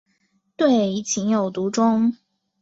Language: Chinese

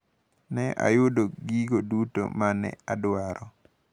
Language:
Luo (Kenya and Tanzania)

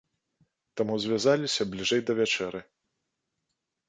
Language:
Belarusian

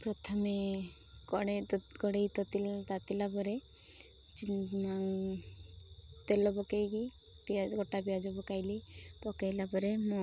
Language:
Odia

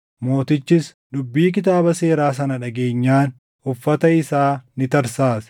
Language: Oromo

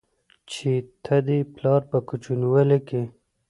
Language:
Pashto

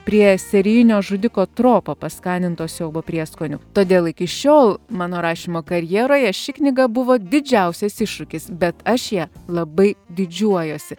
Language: Lithuanian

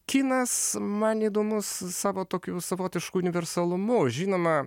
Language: Lithuanian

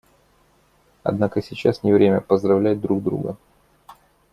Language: Russian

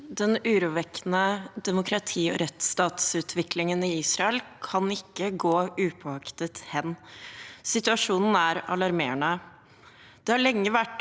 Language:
Norwegian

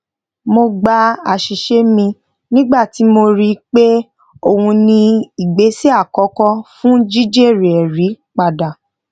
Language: Yoruba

